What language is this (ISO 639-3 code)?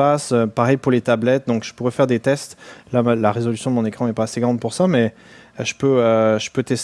fra